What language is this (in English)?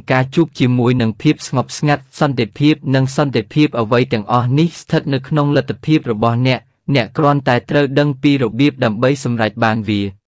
Vietnamese